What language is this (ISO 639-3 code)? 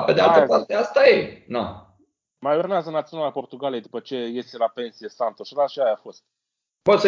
ron